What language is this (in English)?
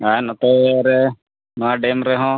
Santali